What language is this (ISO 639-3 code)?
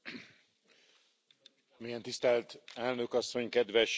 hun